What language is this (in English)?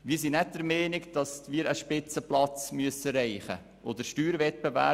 Swiss German